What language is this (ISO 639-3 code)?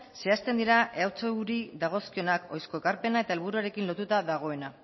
eus